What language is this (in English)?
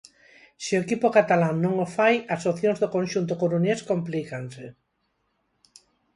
Galician